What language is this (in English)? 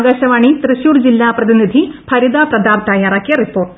Malayalam